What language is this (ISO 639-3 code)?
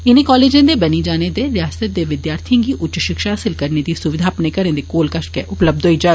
doi